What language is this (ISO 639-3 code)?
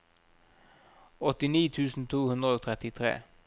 nor